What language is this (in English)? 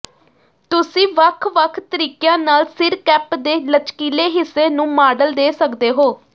Punjabi